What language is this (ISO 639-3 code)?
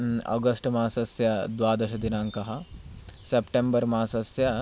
san